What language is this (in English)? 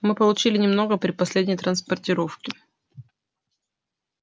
Russian